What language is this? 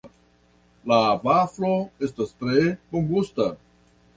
Esperanto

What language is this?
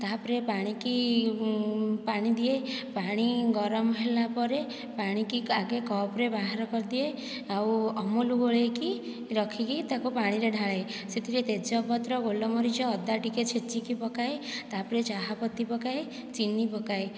Odia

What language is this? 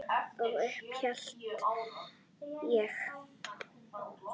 Icelandic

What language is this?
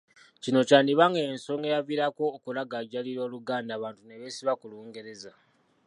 Ganda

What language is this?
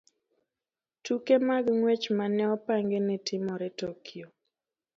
Luo (Kenya and Tanzania)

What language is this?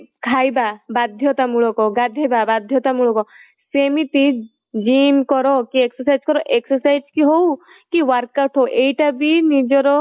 Odia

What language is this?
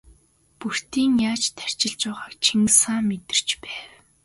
Mongolian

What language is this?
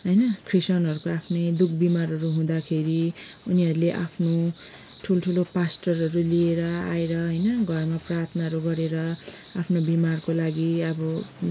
Nepali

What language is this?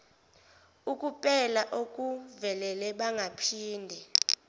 Zulu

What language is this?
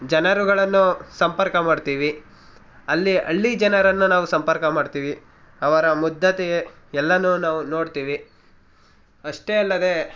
Kannada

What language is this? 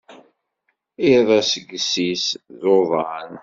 Kabyle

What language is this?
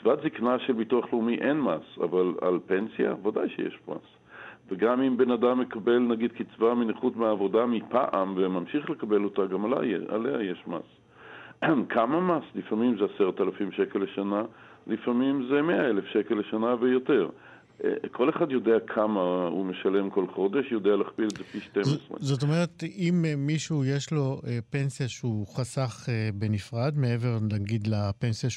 Hebrew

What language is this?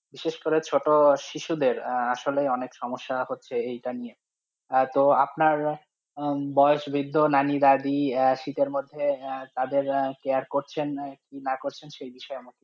Bangla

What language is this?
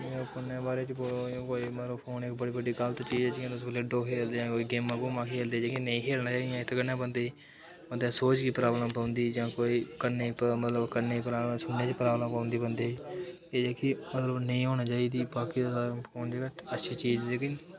Dogri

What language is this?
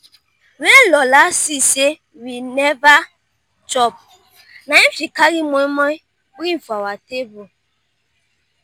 Nigerian Pidgin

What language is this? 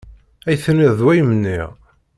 Kabyle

